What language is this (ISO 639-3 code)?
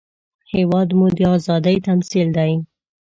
pus